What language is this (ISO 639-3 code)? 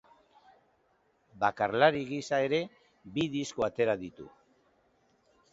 eus